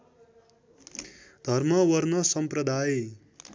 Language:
Nepali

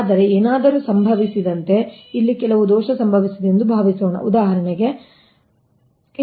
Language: Kannada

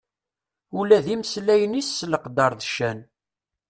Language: Kabyle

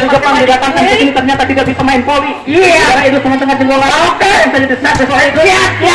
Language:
Indonesian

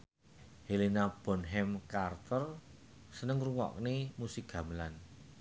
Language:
Javanese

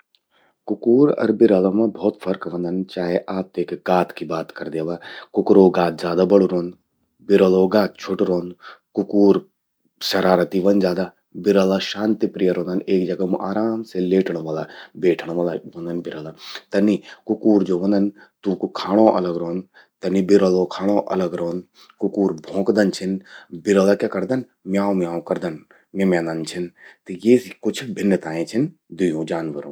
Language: Garhwali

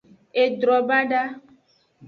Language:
Aja (Benin)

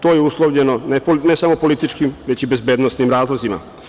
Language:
Serbian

